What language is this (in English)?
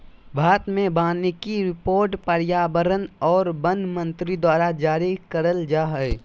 Magahi